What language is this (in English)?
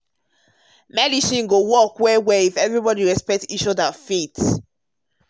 Nigerian Pidgin